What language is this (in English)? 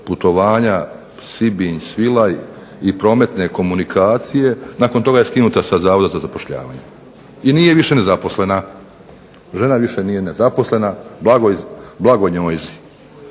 Croatian